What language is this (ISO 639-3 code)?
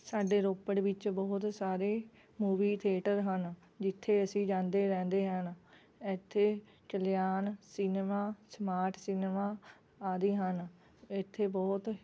pan